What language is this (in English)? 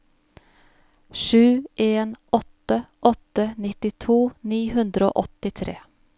Norwegian